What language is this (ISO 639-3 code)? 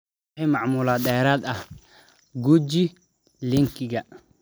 som